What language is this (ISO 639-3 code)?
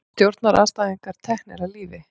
isl